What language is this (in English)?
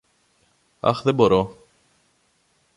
Greek